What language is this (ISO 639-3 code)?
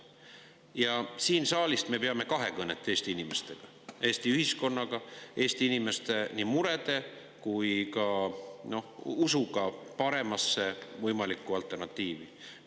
est